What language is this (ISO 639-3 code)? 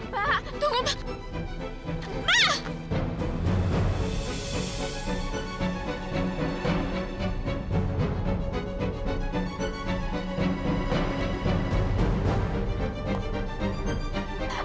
ind